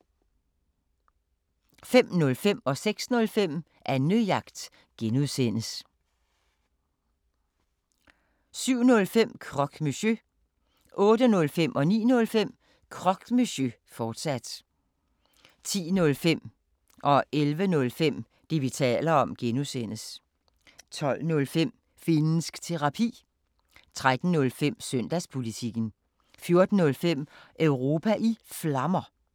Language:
Danish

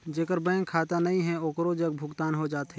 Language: Chhattisgarhi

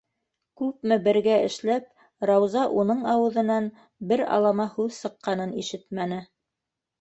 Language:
Bashkir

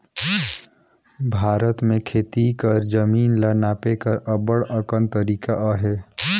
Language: Chhattisgarhi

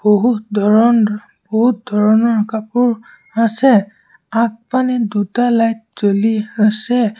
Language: Assamese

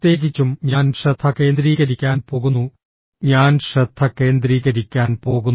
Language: Malayalam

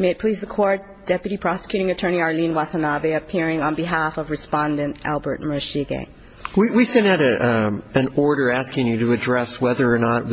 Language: English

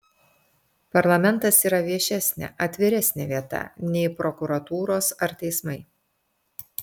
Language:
Lithuanian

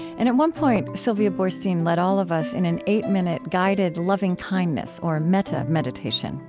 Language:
English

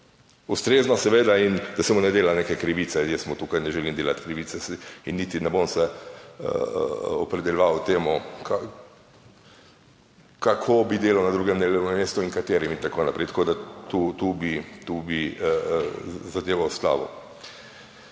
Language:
Slovenian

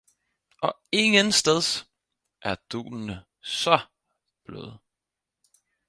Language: Danish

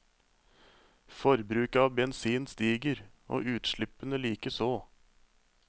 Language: Norwegian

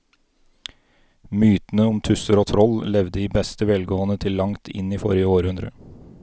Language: Norwegian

